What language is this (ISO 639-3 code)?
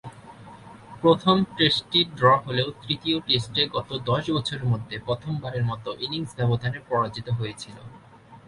ben